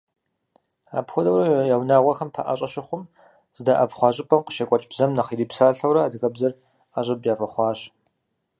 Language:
Kabardian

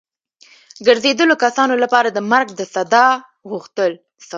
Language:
Pashto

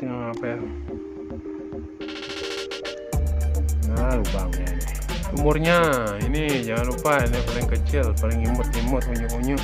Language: Indonesian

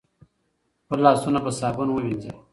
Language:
Pashto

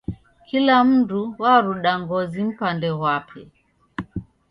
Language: Taita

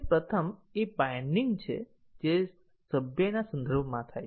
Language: Gujarati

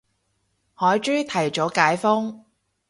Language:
Cantonese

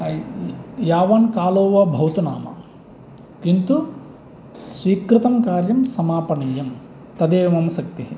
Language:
Sanskrit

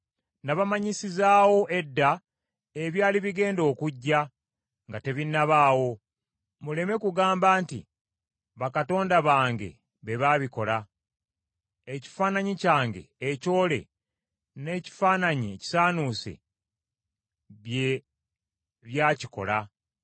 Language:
Ganda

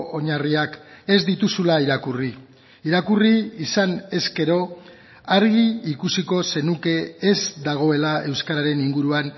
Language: Basque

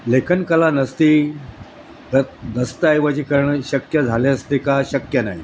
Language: Marathi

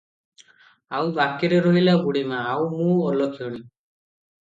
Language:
Odia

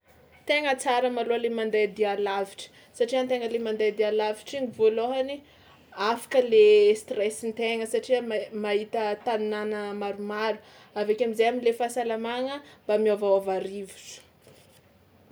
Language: Tsimihety Malagasy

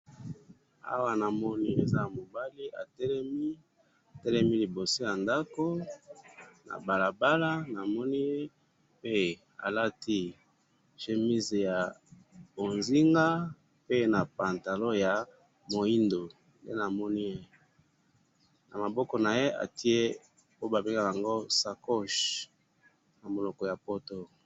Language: Lingala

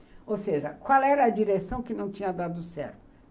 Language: Portuguese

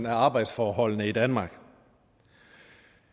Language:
Danish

